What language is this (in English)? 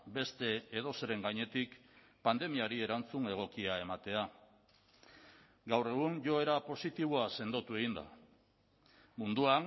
Basque